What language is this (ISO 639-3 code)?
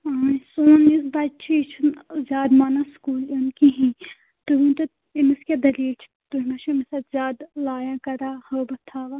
kas